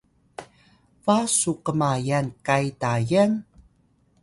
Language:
Atayal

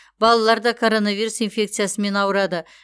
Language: Kazakh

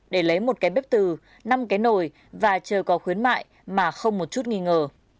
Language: Vietnamese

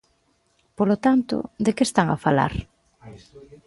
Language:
Galician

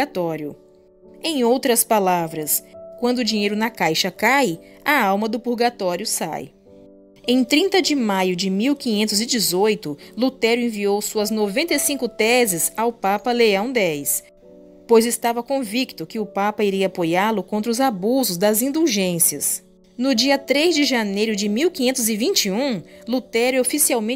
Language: Portuguese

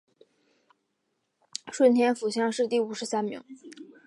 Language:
Chinese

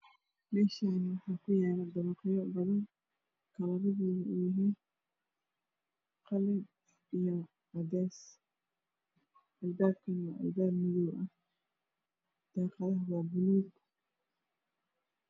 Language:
Somali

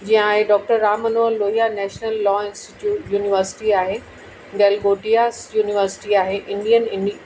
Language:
Sindhi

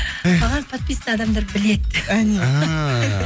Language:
Kazakh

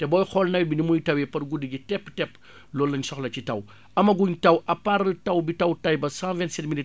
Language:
Wolof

